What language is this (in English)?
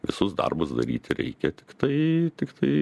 Lithuanian